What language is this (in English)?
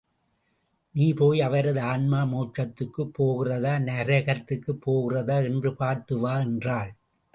Tamil